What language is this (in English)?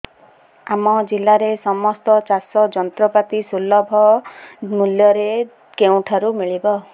Odia